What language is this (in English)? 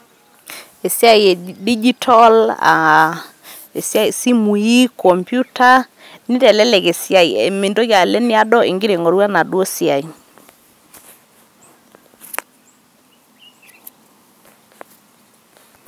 Masai